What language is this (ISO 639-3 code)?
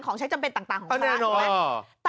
tha